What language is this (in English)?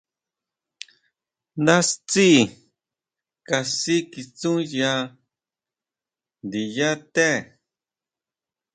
Huautla Mazatec